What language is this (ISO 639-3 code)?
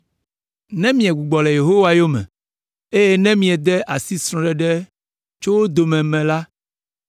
ewe